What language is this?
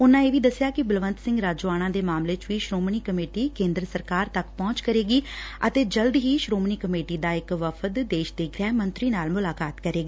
Punjabi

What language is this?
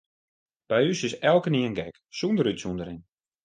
Western Frisian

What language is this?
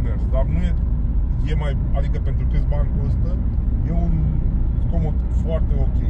Romanian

